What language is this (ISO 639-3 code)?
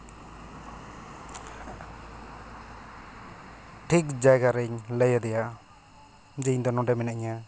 sat